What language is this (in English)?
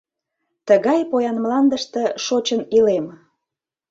Mari